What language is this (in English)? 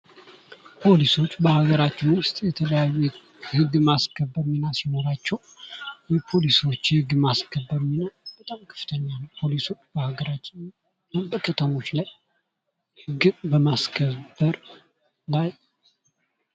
Amharic